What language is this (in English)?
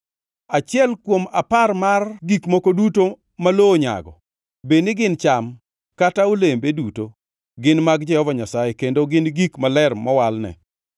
Luo (Kenya and Tanzania)